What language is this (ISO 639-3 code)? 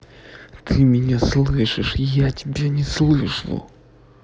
rus